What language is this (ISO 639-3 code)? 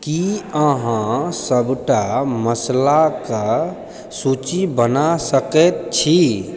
mai